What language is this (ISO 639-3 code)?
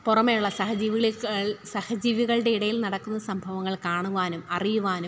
mal